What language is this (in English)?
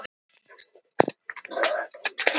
Icelandic